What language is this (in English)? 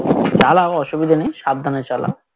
Bangla